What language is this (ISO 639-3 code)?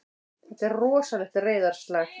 isl